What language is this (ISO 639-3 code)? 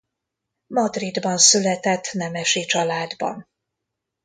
hun